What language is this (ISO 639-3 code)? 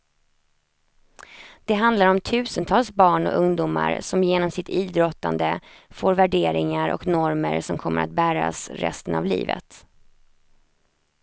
swe